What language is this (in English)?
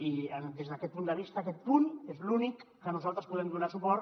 Catalan